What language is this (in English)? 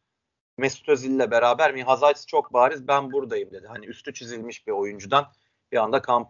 Turkish